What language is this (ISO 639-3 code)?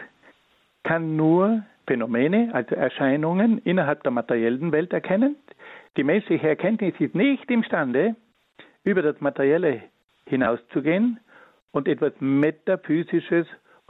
deu